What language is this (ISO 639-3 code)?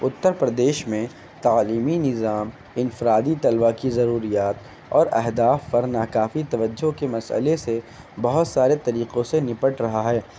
urd